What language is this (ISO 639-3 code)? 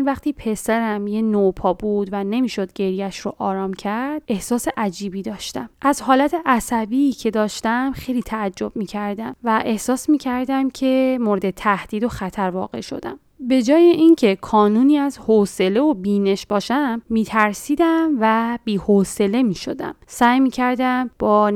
fas